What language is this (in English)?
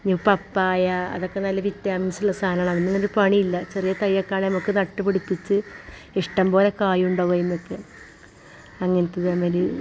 Malayalam